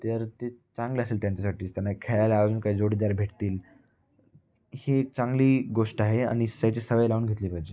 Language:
Marathi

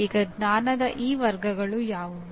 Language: Kannada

